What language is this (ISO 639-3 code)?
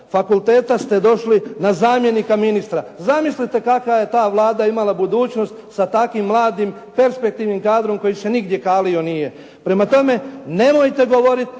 hrv